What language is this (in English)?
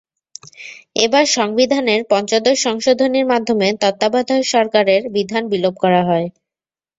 Bangla